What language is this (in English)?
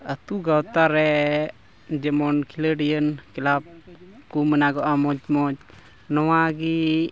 Santali